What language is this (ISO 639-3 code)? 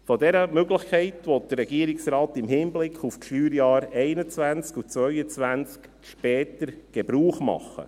gsw